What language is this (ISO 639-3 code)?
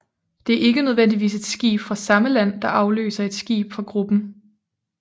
dan